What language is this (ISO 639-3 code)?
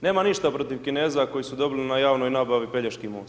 hrv